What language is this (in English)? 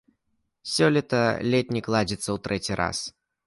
Belarusian